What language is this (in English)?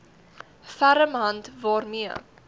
Afrikaans